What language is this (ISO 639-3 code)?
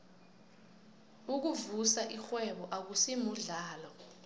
nbl